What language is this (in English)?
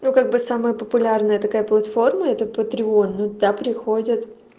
Russian